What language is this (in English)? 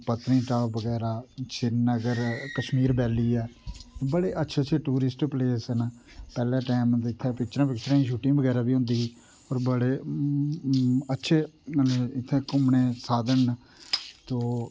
Dogri